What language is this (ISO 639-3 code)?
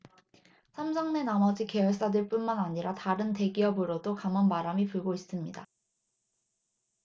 kor